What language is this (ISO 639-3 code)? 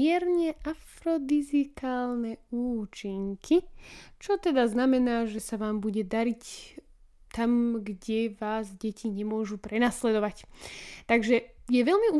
slk